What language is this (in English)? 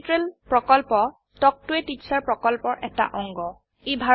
Assamese